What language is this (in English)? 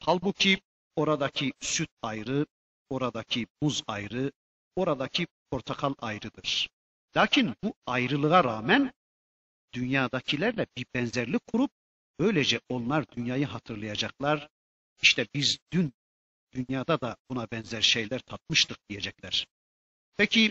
Turkish